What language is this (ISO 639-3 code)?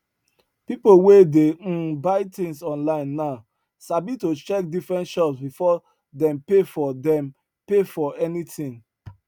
pcm